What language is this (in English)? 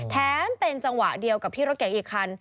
Thai